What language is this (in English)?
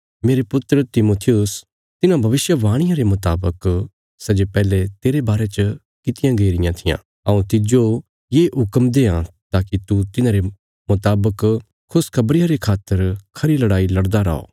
Bilaspuri